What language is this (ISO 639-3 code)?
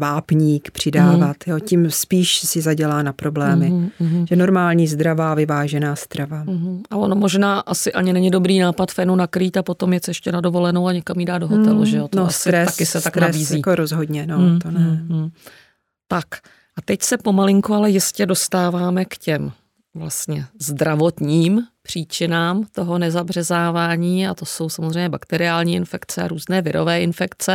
ces